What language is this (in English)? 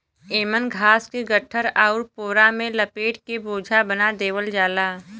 Bhojpuri